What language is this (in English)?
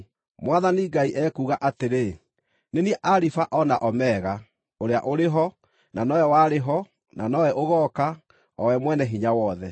Kikuyu